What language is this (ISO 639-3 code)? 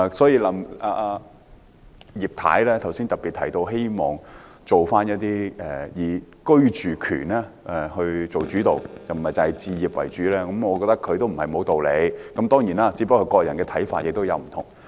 yue